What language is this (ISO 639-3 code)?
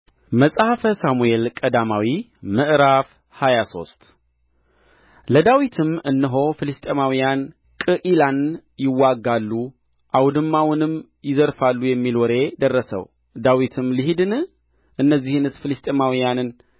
amh